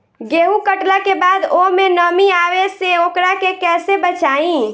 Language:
Bhojpuri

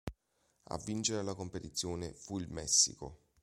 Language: Italian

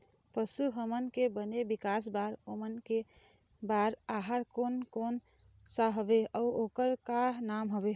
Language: Chhattisgarhi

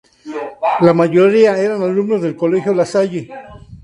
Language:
Spanish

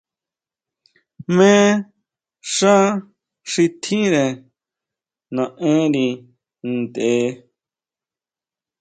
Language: Huautla Mazatec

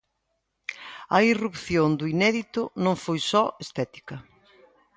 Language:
Galician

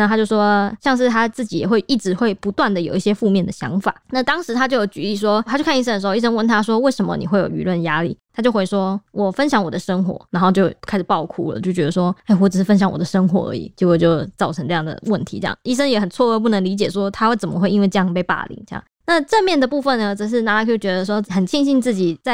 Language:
Chinese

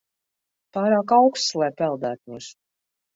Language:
Latvian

